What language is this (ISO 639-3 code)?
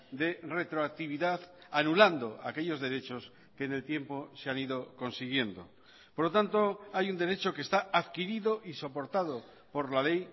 spa